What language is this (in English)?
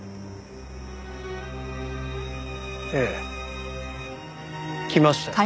Japanese